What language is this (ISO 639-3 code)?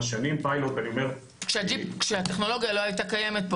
heb